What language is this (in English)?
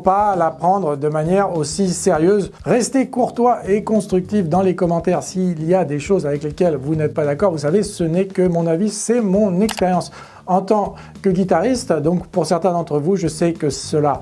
French